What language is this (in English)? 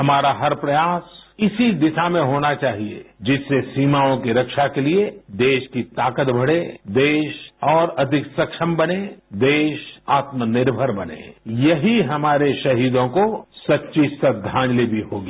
Hindi